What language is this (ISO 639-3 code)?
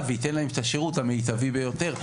heb